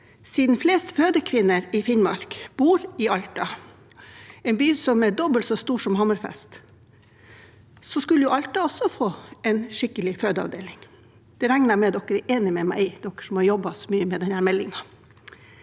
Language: Norwegian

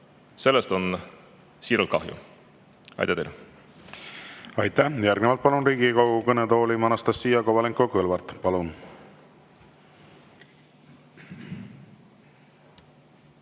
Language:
Estonian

